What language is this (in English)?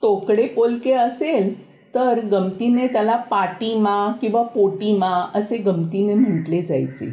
Marathi